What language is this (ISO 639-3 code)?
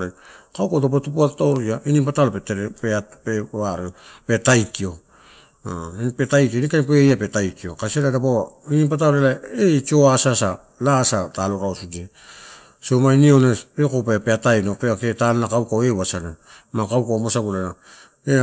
ttu